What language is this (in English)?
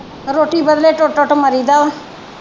Punjabi